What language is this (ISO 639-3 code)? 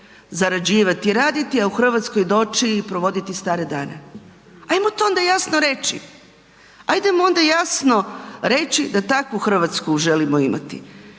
hrv